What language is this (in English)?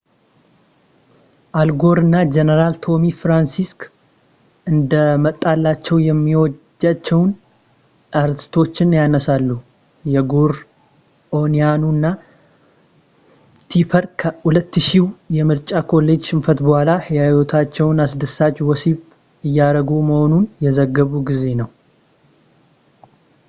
Amharic